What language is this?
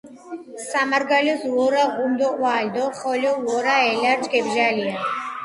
Georgian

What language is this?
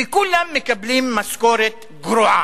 Hebrew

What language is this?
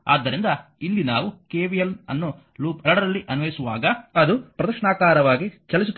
Kannada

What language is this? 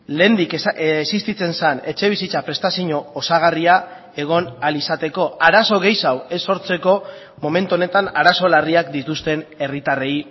Basque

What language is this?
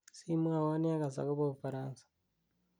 Kalenjin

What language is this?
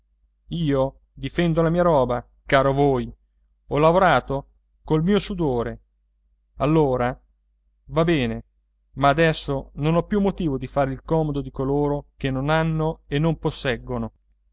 Italian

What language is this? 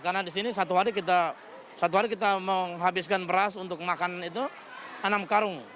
Indonesian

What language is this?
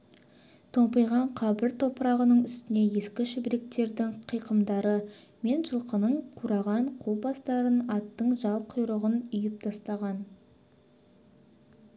Kazakh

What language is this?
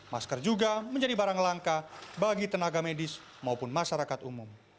Indonesian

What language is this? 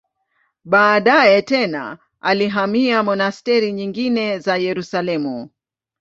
Swahili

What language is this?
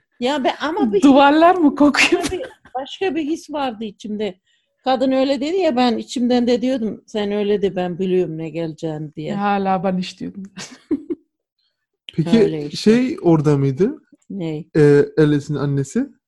Turkish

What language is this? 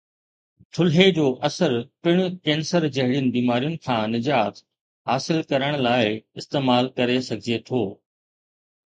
Sindhi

